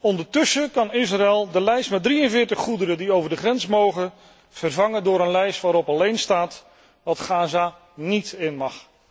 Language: Dutch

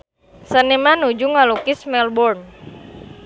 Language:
Sundanese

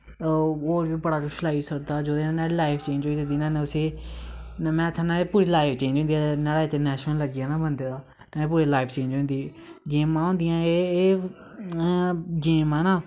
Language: Dogri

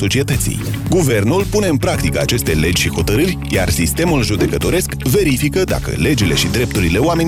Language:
Romanian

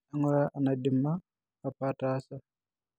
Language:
Masai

